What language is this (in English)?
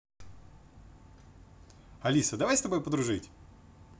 Russian